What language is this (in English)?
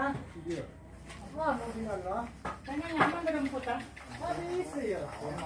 Indonesian